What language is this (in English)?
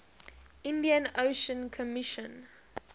English